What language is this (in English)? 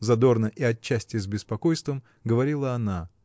Russian